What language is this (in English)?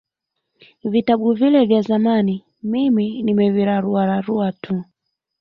Swahili